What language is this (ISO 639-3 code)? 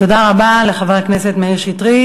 heb